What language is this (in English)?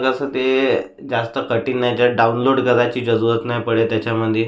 Marathi